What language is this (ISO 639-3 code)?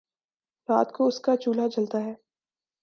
urd